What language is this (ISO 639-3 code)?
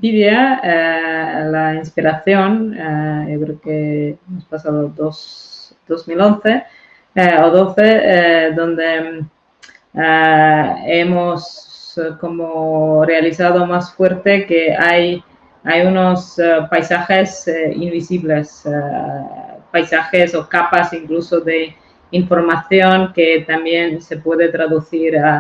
spa